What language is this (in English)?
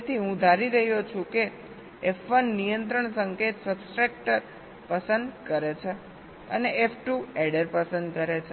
Gujarati